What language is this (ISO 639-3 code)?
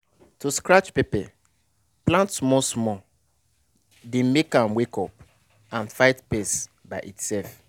pcm